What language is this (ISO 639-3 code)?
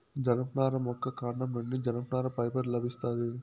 tel